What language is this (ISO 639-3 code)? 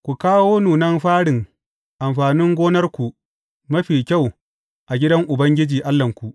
hau